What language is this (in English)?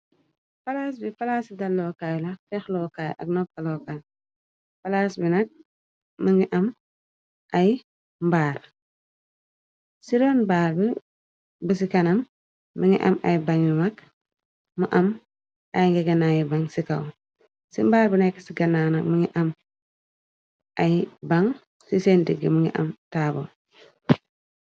Wolof